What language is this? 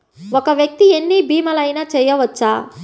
Telugu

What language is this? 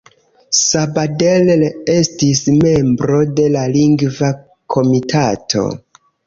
Esperanto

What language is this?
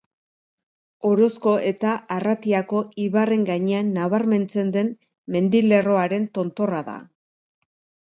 Basque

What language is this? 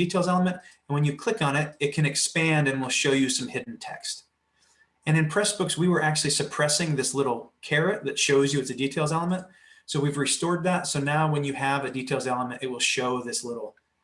English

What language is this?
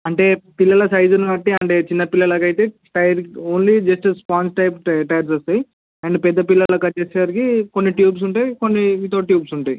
Telugu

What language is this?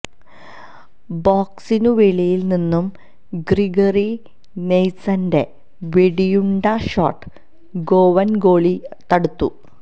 Malayalam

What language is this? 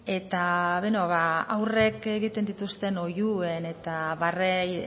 Basque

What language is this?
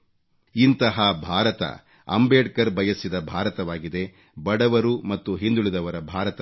Kannada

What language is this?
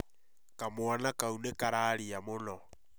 Kikuyu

